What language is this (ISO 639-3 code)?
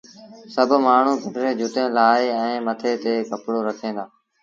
sbn